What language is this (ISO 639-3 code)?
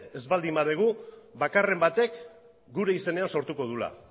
eus